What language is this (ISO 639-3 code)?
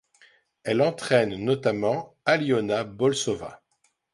fra